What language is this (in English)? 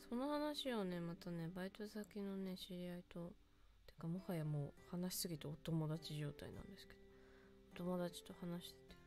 Japanese